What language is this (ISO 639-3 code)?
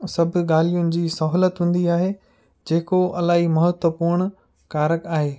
snd